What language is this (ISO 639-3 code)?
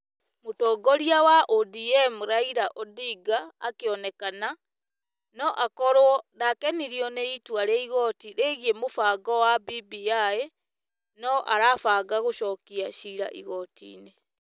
kik